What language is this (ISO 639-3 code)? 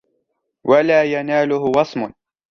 ara